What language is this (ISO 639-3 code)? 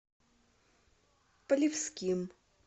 rus